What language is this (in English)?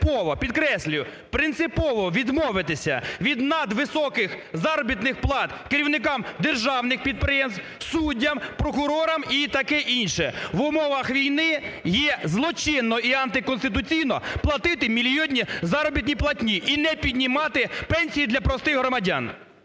Ukrainian